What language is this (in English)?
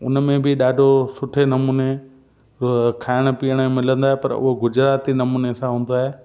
Sindhi